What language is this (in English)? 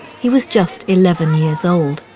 English